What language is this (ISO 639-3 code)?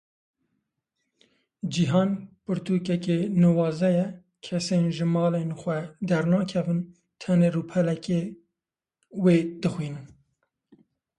kur